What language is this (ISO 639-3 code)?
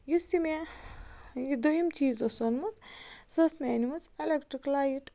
kas